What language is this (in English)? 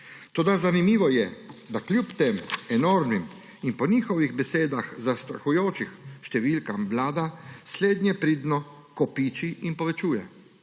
Slovenian